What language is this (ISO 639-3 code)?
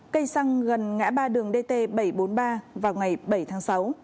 vie